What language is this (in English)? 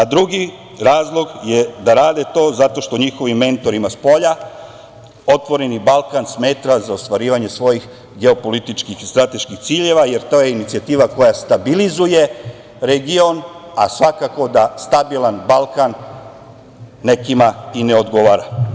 Serbian